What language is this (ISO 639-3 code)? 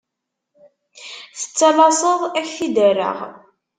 kab